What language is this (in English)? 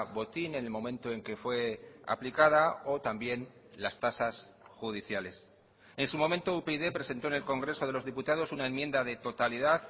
Spanish